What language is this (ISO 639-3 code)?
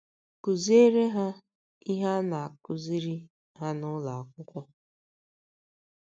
ibo